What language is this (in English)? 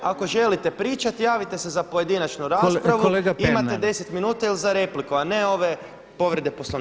Croatian